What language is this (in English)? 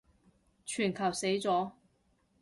Cantonese